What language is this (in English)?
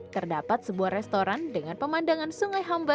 Indonesian